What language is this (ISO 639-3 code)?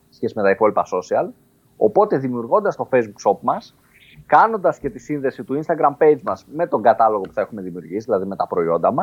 ell